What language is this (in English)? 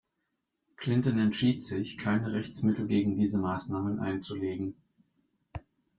German